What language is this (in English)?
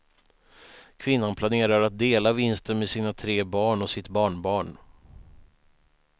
Swedish